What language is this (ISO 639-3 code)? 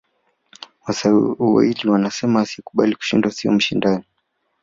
swa